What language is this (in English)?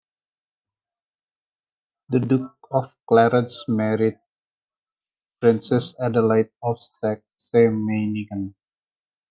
English